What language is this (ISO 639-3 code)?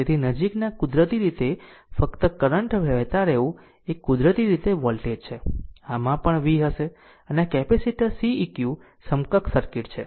guj